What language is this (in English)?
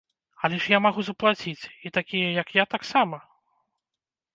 Belarusian